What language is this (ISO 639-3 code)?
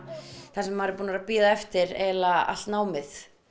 isl